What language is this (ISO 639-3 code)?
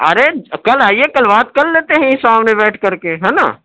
urd